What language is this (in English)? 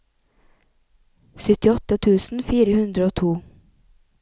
Norwegian